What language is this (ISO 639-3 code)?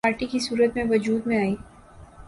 urd